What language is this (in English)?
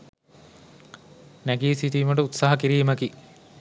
Sinhala